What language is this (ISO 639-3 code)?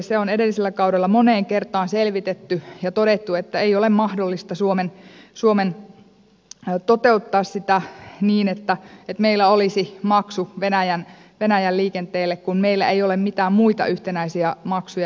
fin